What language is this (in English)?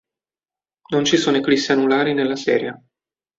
Italian